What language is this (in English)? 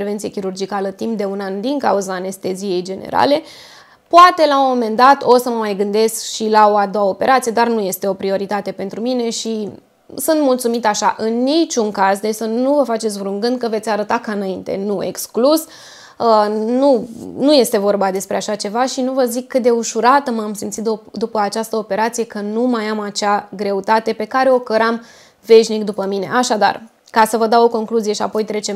Romanian